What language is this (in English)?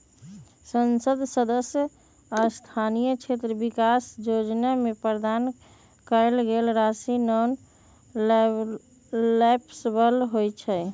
Magahi